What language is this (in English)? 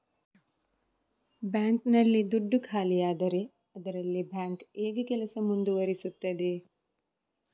Kannada